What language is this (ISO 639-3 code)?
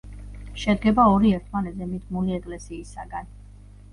kat